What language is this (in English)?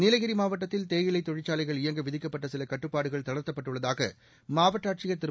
Tamil